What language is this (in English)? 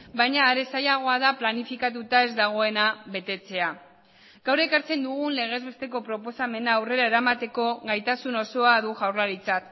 Basque